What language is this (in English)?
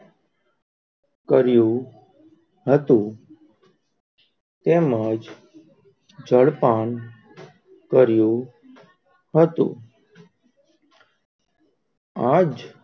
Gujarati